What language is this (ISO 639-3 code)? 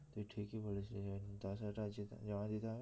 ben